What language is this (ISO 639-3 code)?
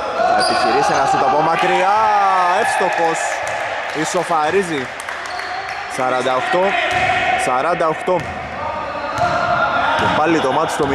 ell